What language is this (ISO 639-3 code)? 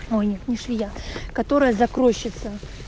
rus